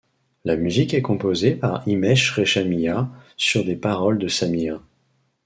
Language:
French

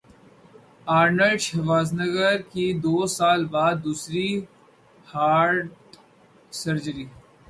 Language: Urdu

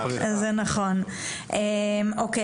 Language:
Hebrew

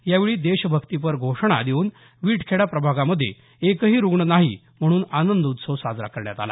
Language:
Marathi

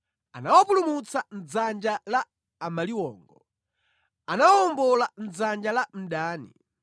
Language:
Nyanja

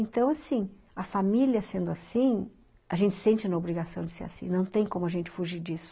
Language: Portuguese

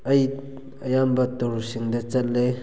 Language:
Manipuri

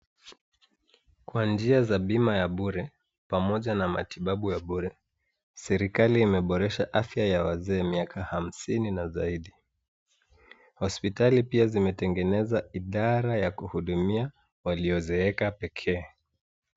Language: Swahili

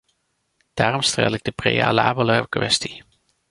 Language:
Dutch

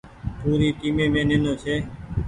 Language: Goaria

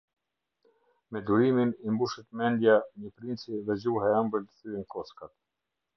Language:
Albanian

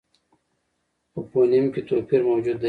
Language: Pashto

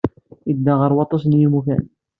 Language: Kabyle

